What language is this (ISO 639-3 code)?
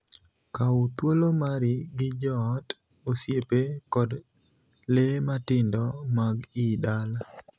luo